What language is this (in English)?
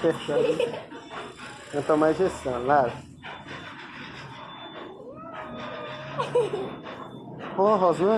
Portuguese